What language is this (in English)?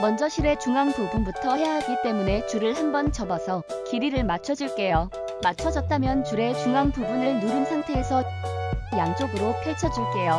Korean